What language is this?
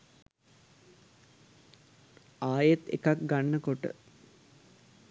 Sinhala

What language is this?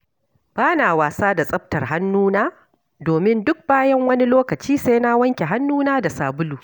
Hausa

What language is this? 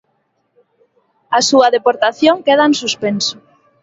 Galician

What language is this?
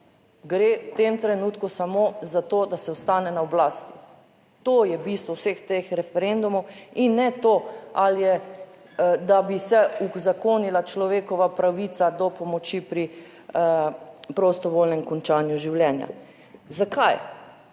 Slovenian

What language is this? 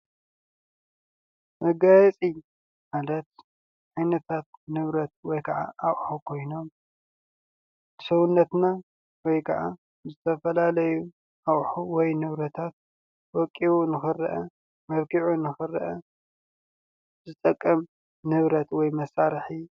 Tigrinya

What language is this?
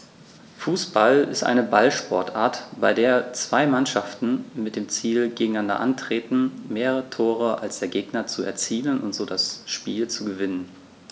German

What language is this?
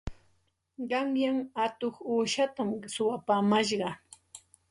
Santa Ana de Tusi Pasco Quechua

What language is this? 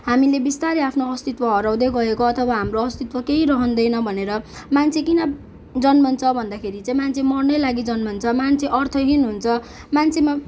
Nepali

